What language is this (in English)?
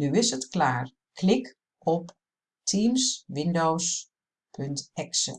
Dutch